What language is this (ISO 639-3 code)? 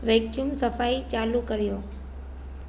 snd